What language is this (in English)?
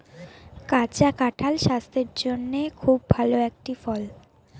Bangla